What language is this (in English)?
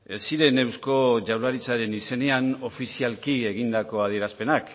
Basque